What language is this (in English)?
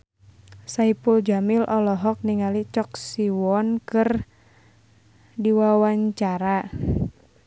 Sundanese